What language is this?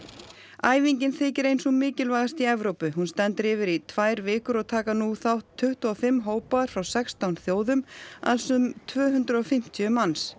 Icelandic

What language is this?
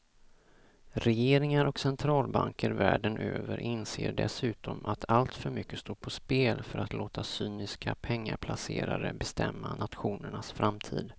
Swedish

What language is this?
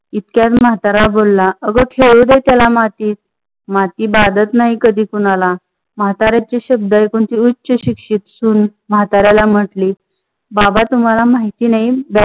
Marathi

